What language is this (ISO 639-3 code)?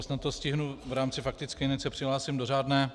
ces